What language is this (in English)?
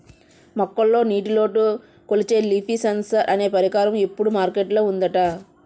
Telugu